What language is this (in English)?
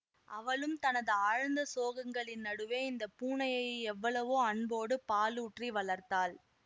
Tamil